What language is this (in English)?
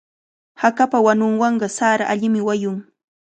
Cajatambo North Lima Quechua